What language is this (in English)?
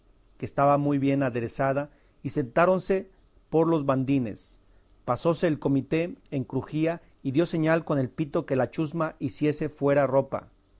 Spanish